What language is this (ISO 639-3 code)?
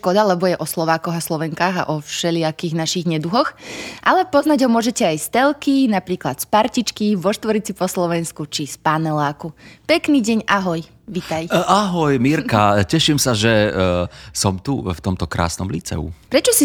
slk